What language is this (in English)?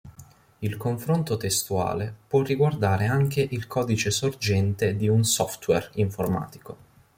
Italian